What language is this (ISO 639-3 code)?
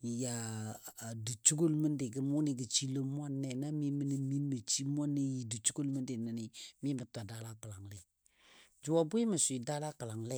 dbd